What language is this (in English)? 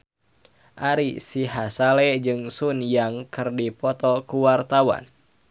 Sundanese